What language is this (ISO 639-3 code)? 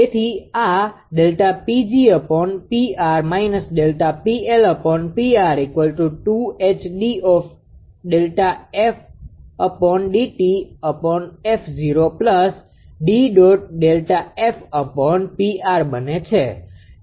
guj